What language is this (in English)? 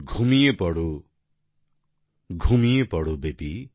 Bangla